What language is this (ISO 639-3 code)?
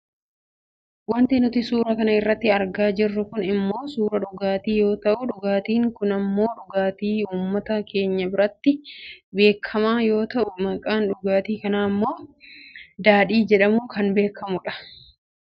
orm